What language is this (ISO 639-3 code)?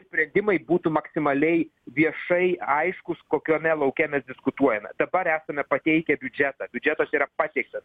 lit